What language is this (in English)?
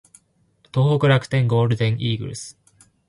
Japanese